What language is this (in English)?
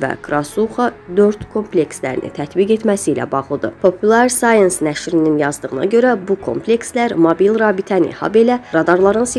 Turkish